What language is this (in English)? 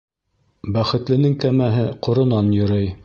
Bashkir